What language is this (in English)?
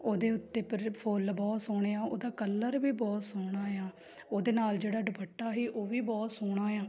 Punjabi